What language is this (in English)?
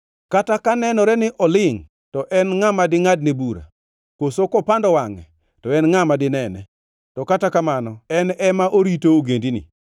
Luo (Kenya and Tanzania)